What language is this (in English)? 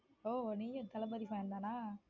Tamil